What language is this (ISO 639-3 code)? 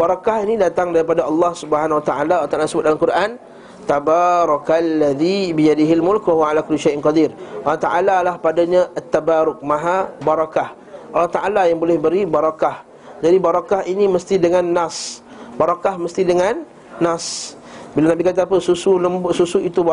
msa